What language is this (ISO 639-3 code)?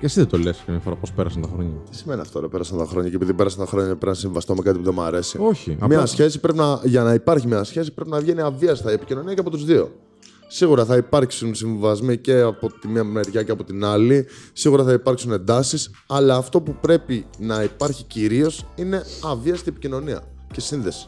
ell